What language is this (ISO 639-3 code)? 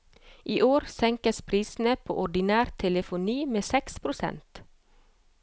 nor